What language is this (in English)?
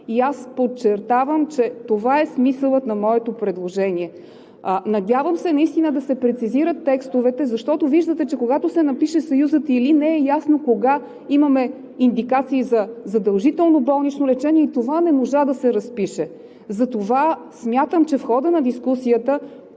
Bulgarian